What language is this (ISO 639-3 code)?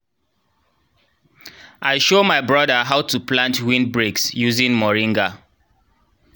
pcm